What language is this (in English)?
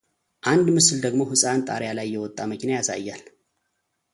Amharic